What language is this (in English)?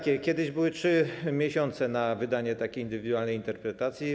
Polish